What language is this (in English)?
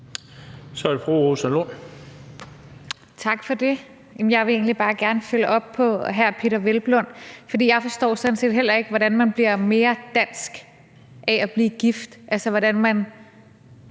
Danish